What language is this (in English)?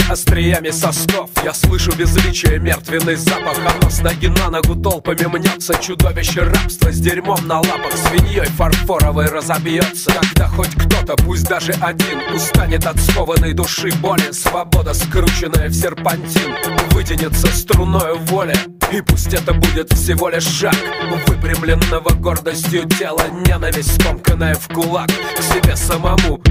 Russian